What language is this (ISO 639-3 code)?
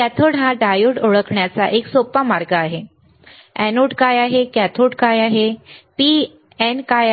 mar